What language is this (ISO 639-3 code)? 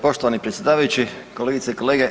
hrv